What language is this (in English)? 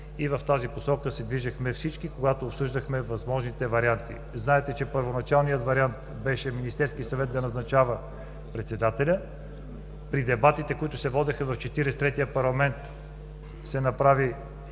Bulgarian